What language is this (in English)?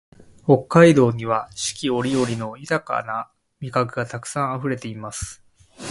Japanese